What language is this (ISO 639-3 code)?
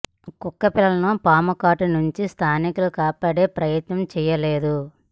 tel